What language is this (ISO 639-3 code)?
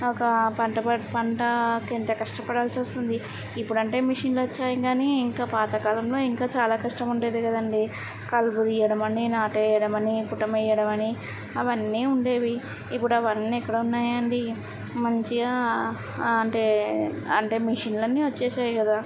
tel